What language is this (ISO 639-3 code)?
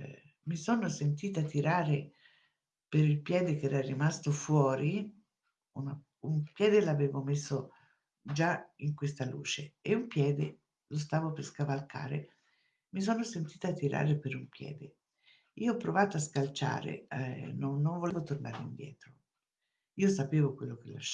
ita